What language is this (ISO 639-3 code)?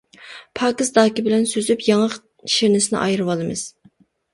uig